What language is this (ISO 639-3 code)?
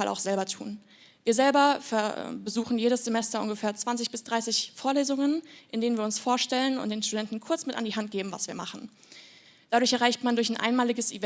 deu